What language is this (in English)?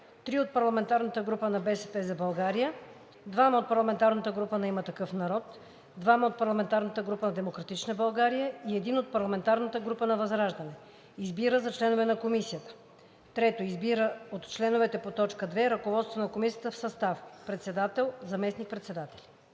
Bulgarian